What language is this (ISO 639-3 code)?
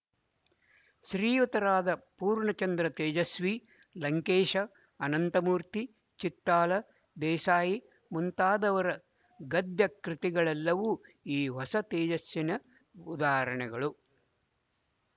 kan